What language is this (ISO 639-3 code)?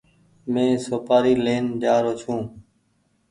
gig